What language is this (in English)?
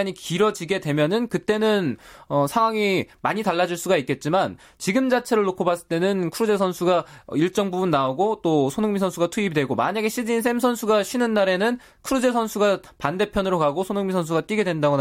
Korean